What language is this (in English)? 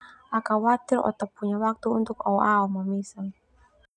Termanu